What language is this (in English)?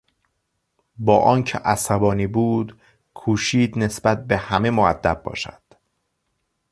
Persian